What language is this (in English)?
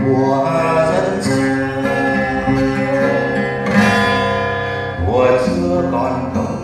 Vietnamese